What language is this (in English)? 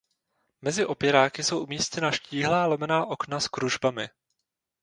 Czech